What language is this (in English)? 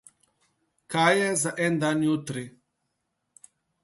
Slovenian